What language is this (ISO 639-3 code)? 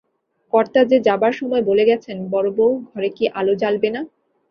ben